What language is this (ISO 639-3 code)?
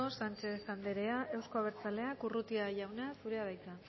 eus